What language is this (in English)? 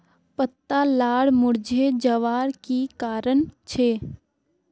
Magahi